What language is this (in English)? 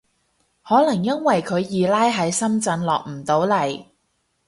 Cantonese